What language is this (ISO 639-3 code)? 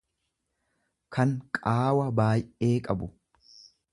orm